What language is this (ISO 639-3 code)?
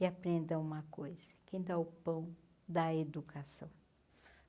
por